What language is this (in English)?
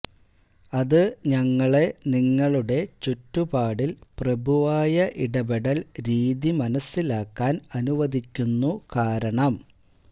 Malayalam